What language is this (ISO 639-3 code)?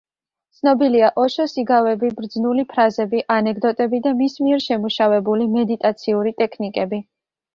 kat